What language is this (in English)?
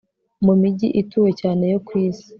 Kinyarwanda